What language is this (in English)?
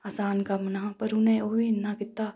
Dogri